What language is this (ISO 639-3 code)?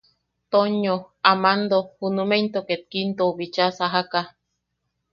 yaq